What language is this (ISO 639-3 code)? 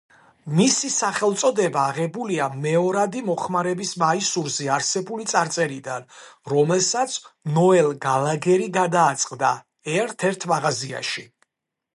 kat